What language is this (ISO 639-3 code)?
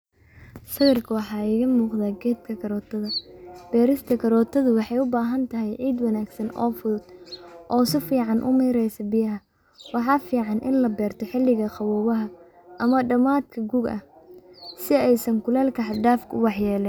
som